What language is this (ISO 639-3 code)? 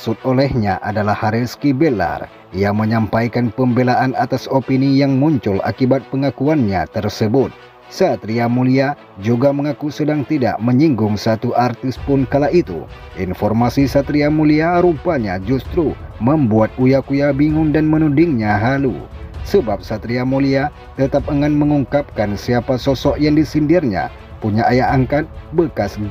ind